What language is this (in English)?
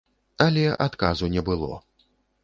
Belarusian